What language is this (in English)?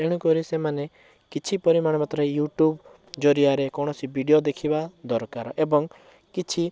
Odia